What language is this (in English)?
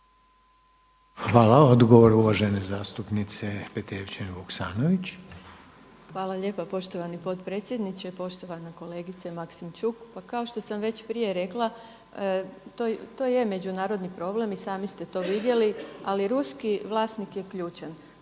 Croatian